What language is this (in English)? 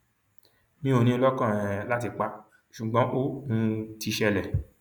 Yoruba